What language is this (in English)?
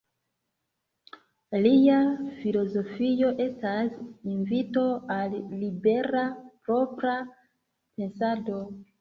Esperanto